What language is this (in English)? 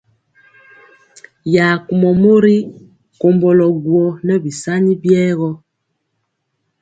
Mpiemo